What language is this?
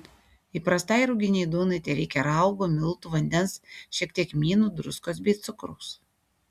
Lithuanian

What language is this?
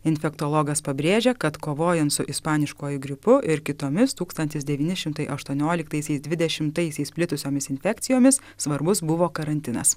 Lithuanian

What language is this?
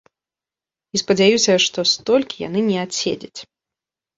Belarusian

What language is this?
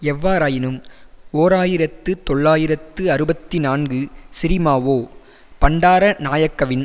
Tamil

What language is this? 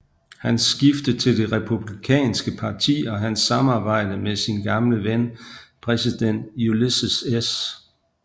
Danish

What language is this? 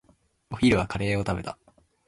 Japanese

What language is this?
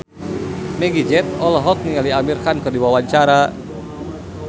Sundanese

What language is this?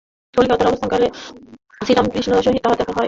Bangla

